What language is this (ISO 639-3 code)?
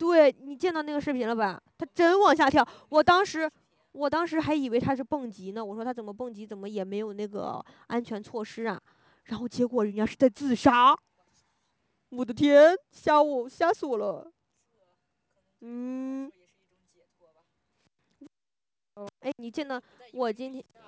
zho